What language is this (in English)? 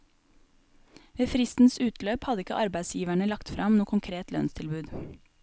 Norwegian